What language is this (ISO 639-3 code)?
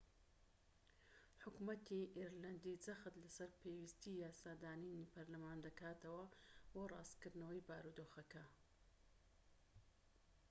ckb